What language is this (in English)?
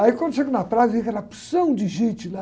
Portuguese